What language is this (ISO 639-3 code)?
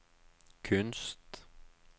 nor